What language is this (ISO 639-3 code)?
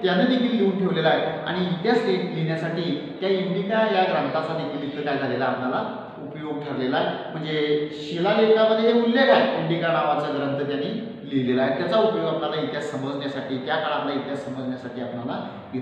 ind